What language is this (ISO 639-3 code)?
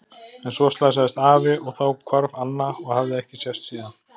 isl